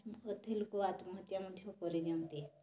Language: Odia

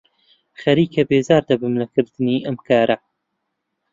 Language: Central Kurdish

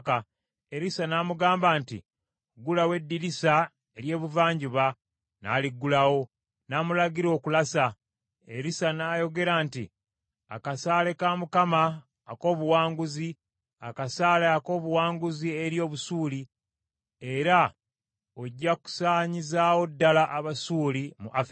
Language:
Ganda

